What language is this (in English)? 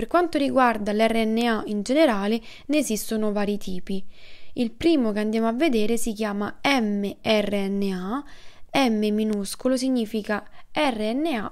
Italian